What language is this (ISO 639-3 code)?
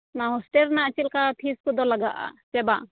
sat